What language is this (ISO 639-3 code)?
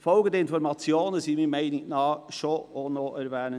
gsw